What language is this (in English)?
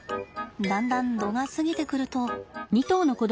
Japanese